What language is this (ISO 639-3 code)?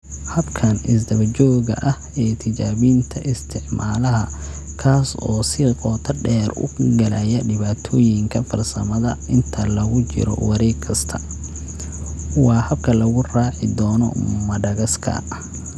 som